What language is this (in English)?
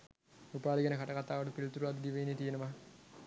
Sinhala